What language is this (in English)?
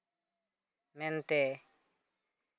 Santali